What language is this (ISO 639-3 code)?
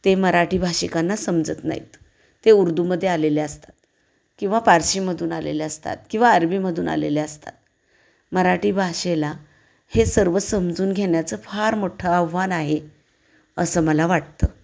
mar